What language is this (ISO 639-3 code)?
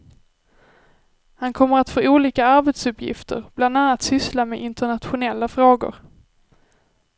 swe